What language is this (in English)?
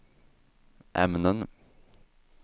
Swedish